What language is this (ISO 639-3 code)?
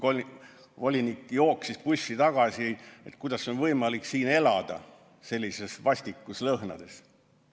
est